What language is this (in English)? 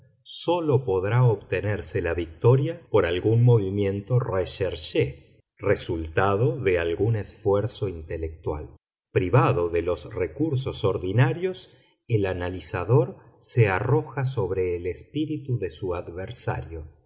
Spanish